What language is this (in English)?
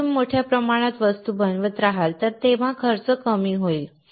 Marathi